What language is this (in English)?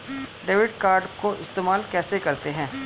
Hindi